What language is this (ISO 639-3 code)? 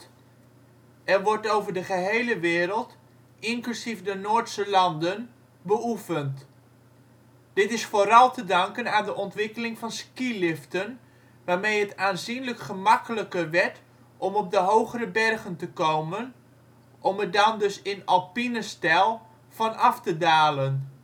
nld